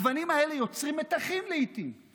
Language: Hebrew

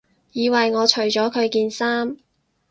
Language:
Cantonese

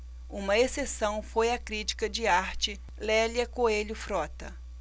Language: Portuguese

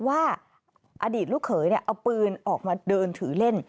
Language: Thai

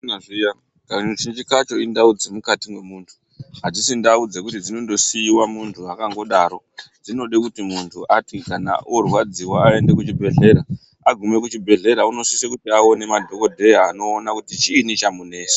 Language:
Ndau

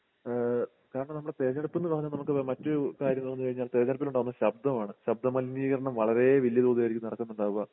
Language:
Malayalam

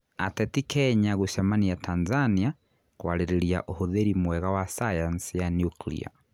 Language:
Kikuyu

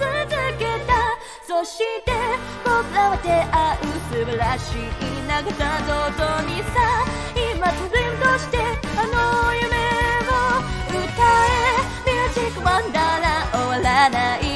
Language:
Japanese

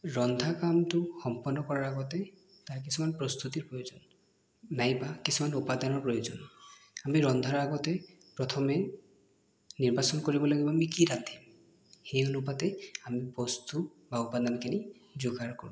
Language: Assamese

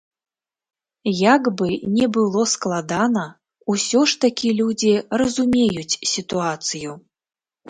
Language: Belarusian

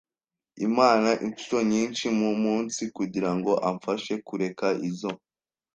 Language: Kinyarwanda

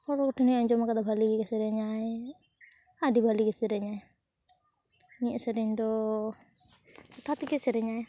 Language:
Santali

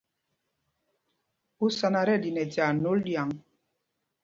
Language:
Mpumpong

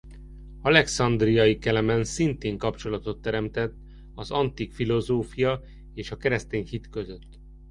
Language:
Hungarian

